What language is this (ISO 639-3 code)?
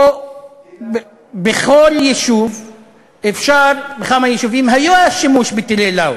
heb